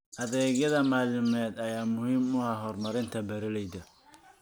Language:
Somali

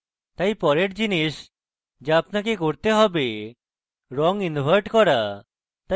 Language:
Bangla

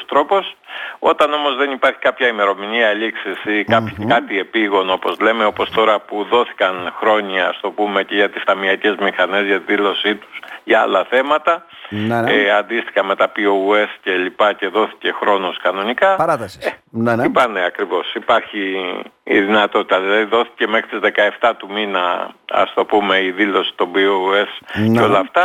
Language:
Greek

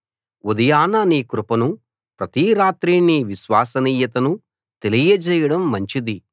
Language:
Telugu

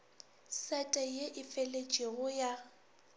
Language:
Northern Sotho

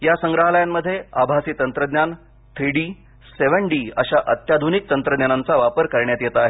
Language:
Marathi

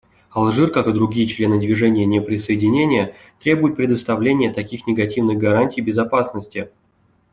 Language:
Russian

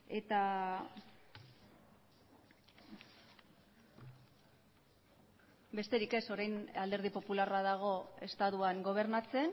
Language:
Basque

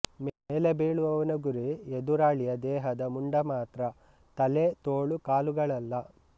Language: Kannada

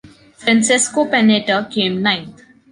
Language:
English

